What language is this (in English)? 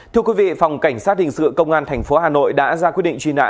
Vietnamese